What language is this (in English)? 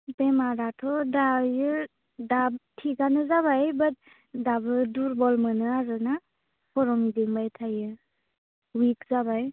Bodo